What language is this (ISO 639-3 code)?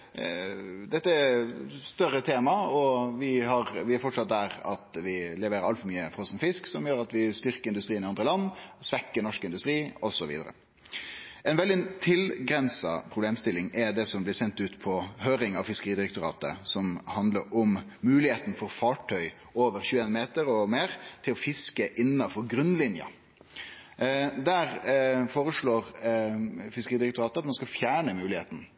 nno